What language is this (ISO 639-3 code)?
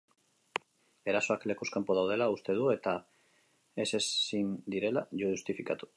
eus